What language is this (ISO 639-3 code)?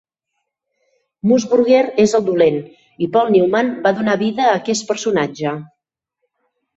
cat